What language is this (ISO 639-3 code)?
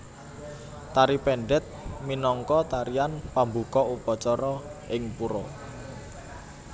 jav